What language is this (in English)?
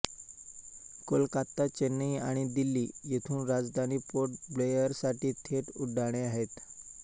Marathi